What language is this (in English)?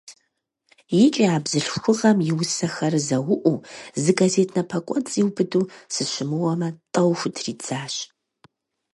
Kabardian